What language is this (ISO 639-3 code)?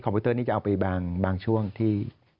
tha